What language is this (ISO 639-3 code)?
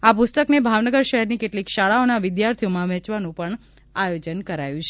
guj